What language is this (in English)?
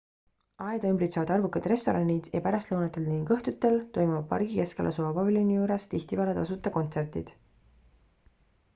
Estonian